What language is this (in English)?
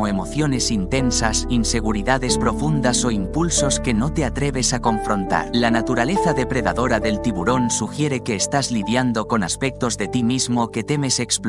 Spanish